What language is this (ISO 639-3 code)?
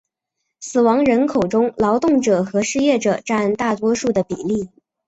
zho